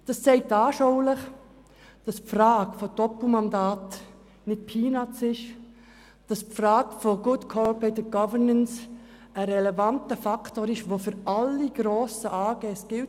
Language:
Swiss German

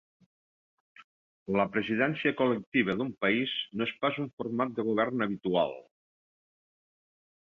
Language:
Catalan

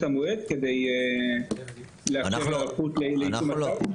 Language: Hebrew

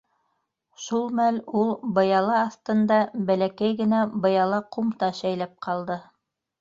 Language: Bashkir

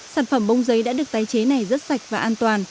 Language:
Vietnamese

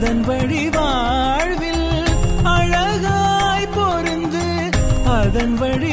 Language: Tamil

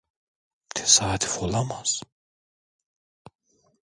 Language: Turkish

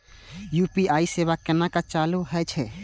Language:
Maithili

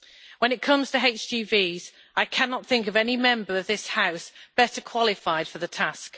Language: English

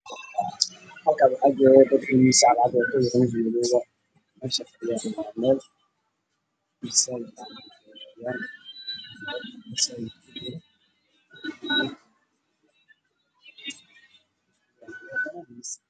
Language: Somali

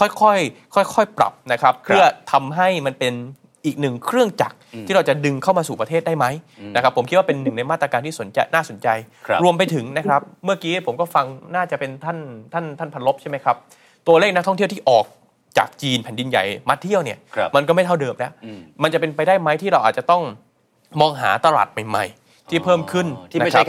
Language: Thai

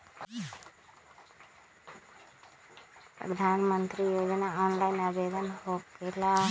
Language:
Magahi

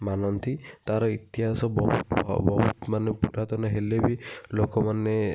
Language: Odia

